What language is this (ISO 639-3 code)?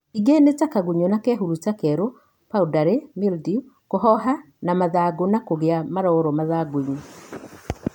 kik